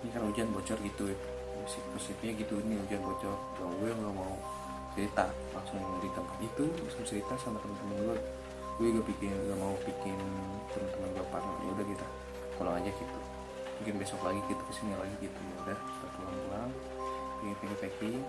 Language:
Indonesian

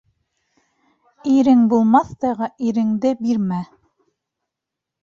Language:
Bashkir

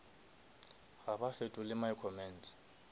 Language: Northern Sotho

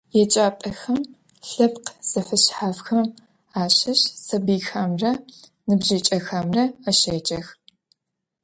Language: Adyghe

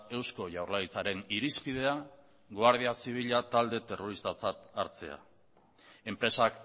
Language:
Basque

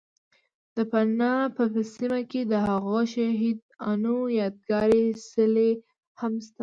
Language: Pashto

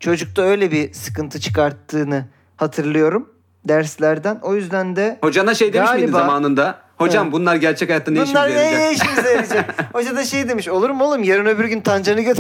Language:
Turkish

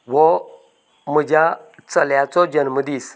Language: Konkani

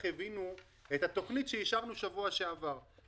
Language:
Hebrew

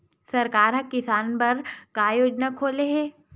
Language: Chhattisgarhi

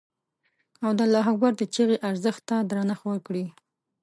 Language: Pashto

